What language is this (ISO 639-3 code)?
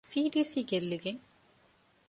div